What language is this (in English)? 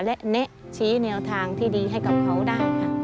Thai